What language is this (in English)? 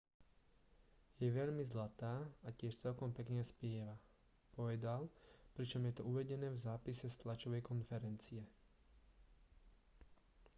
Slovak